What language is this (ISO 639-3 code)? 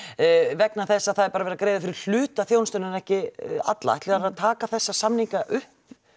isl